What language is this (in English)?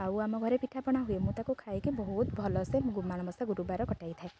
Odia